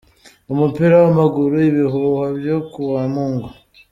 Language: Kinyarwanda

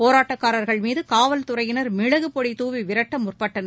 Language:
Tamil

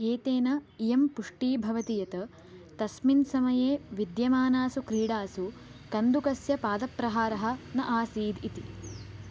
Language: Sanskrit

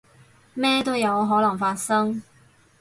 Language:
Cantonese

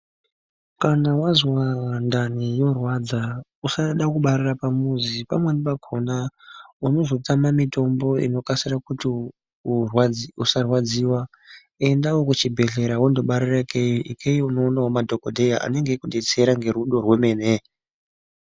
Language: Ndau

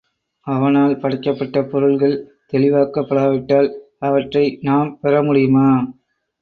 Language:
Tamil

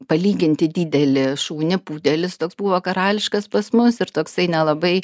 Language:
Lithuanian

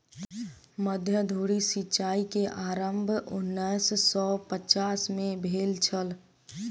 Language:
Maithili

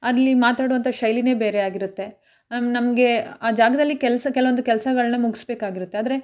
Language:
Kannada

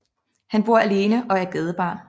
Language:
Danish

